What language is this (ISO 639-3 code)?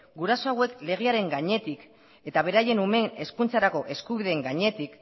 eus